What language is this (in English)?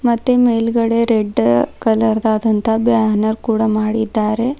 Kannada